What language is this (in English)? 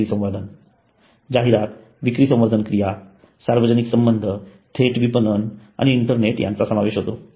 Marathi